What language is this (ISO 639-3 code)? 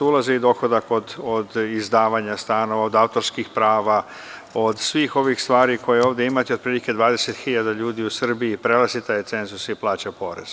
srp